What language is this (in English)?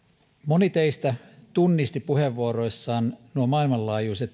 Finnish